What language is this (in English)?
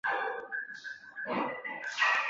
Chinese